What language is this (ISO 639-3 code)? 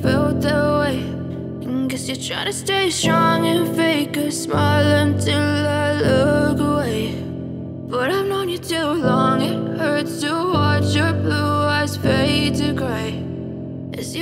fil